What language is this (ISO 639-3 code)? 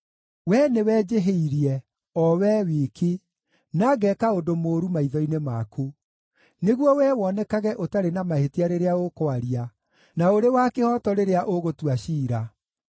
kik